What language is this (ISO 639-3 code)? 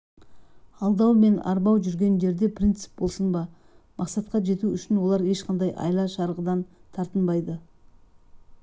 kaz